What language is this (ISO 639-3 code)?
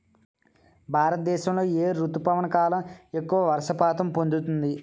tel